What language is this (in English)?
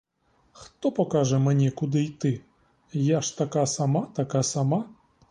Ukrainian